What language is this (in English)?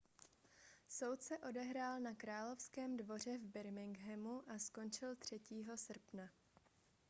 Czech